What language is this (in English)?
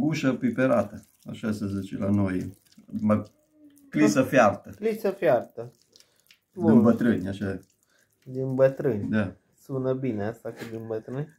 Romanian